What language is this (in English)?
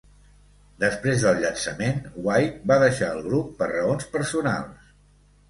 Catalan